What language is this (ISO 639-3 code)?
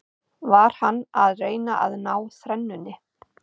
isl